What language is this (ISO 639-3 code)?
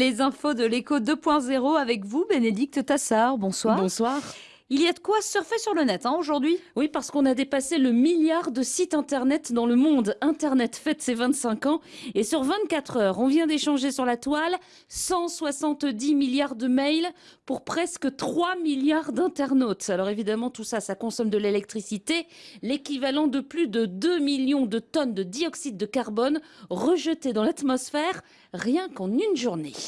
fra